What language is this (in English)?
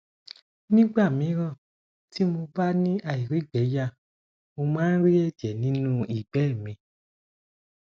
Yoruba